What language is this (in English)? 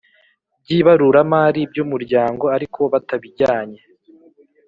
Kinyarwanda